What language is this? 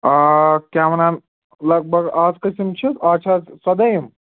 Kashmiri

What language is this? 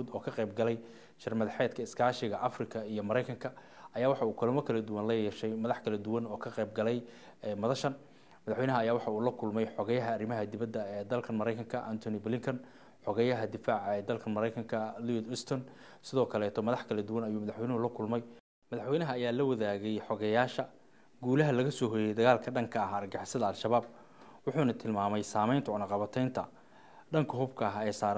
Arabic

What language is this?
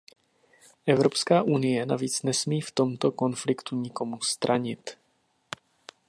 Czech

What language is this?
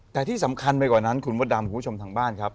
Thai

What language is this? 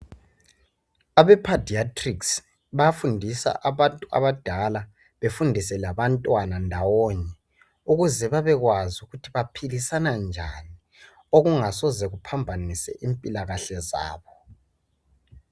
North Ndebele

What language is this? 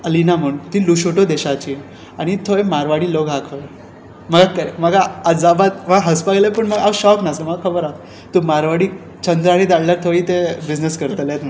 Konkani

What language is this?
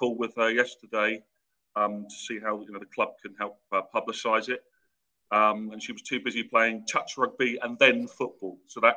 English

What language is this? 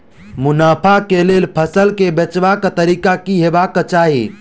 Maithili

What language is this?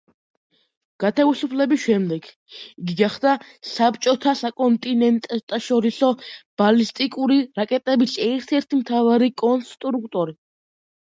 Georgian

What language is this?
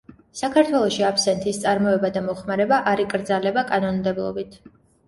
Georgian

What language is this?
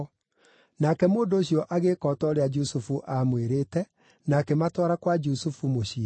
Kikuyu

